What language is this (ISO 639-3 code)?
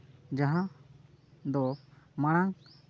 sat